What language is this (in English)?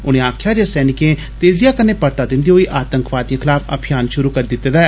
Dogri